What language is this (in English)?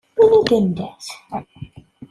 Kabyle